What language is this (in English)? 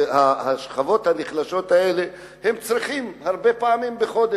Hebrew